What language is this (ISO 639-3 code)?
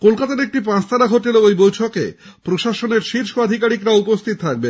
ben